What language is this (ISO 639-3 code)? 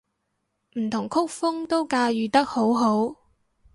yue